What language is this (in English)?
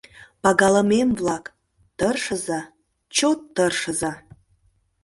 Mari